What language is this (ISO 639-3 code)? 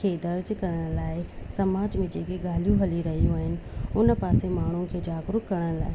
snd